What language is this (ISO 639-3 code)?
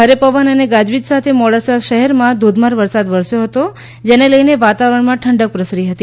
guj